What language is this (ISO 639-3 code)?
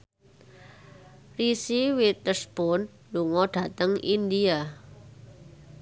jav